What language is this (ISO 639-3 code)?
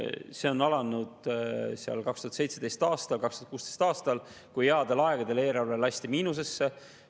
est